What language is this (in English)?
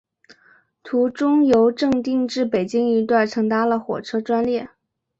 Chinese